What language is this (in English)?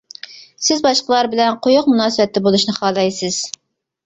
Uyghur